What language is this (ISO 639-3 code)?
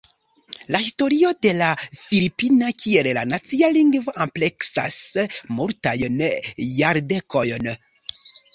epo